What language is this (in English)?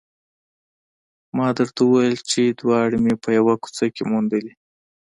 Pashto